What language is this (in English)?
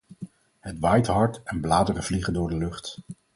Dutch